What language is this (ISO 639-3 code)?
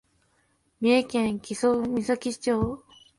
jpn